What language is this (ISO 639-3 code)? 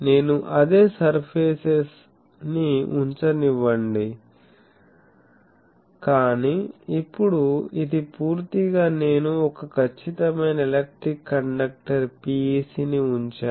tel